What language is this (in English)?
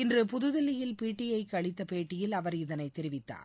Tamil